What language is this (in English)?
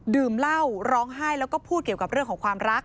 Thai